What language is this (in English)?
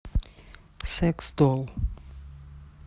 Russian